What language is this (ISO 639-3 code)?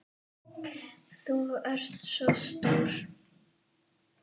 isl